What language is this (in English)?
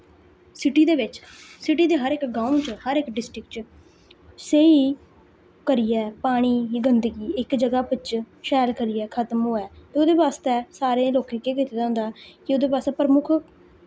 Dogri